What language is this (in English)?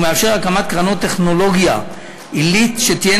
Hebrew